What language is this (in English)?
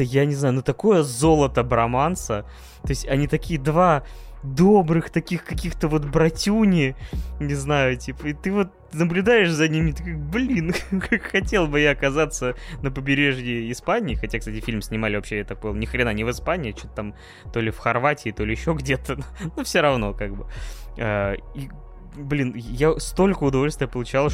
Russian